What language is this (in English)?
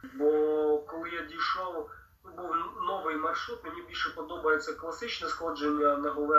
Ukrainian